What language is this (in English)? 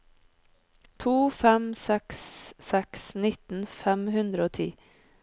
Norwegian